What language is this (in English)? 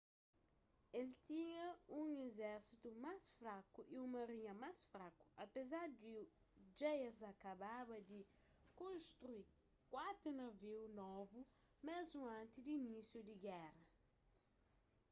Kabuverdianu